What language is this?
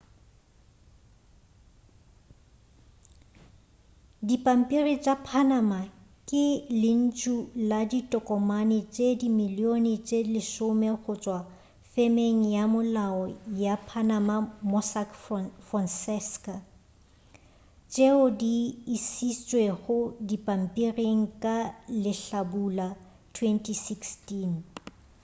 Northern Sotho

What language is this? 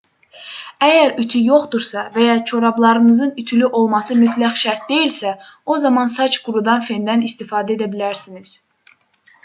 Azerbaijani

